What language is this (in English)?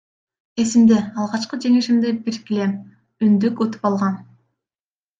Kyrgyz